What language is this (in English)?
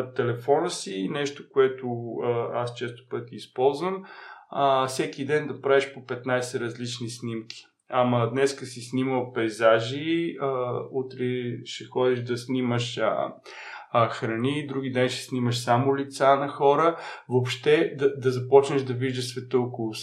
Bulgarian